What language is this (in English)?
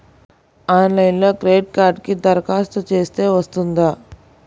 Telugu